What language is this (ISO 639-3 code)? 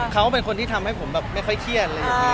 tha